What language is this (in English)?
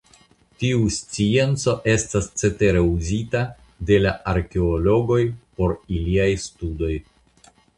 Esperanto